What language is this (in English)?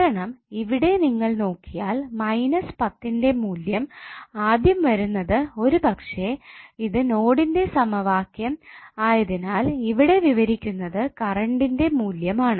Malayalam